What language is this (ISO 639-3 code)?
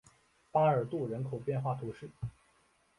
zho